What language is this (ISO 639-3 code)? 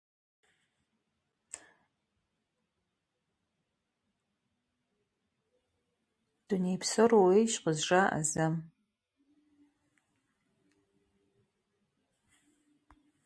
rus